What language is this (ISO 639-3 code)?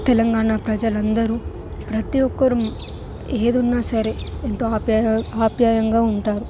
tel